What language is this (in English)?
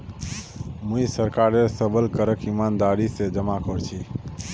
Magahi